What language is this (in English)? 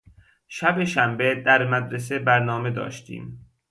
Persian